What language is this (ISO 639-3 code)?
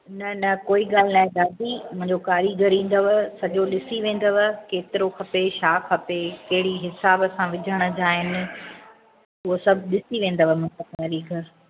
snd